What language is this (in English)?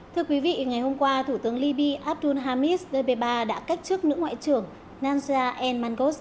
Vietnamese